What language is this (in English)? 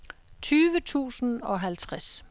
Danish